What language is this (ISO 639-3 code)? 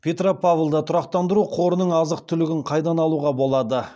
kaz